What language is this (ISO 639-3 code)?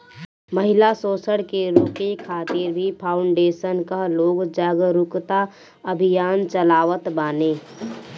bho